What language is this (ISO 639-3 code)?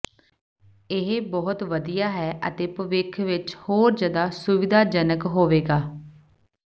pan